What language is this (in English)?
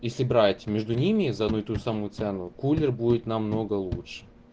Russian